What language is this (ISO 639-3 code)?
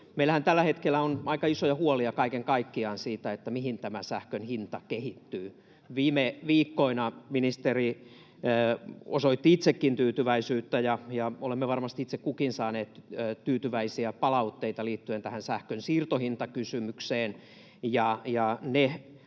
fin